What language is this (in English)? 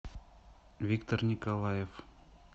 Russian